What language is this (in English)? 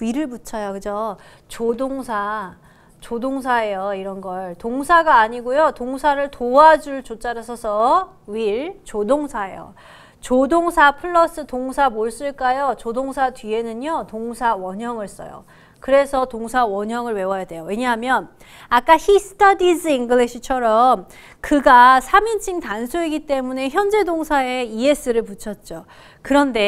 Korean